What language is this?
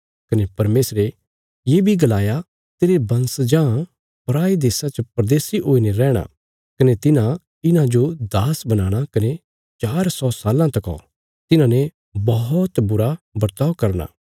Bilaspuri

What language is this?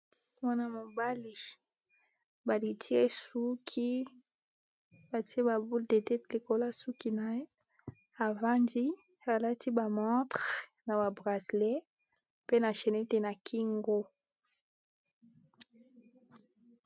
Lingala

